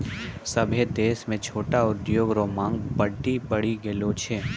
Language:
Maithili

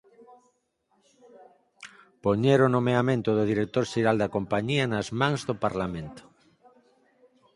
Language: Galician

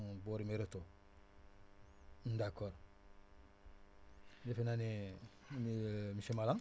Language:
Wolof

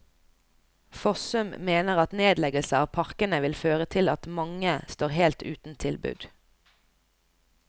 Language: Norwegian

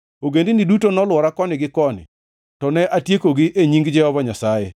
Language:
Luo (Kenya and Tanzania)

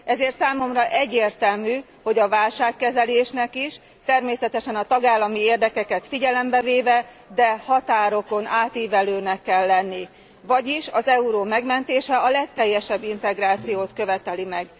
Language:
Hungarian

